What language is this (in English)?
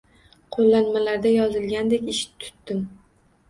Uzbek